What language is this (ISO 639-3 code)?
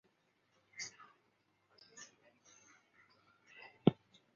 zho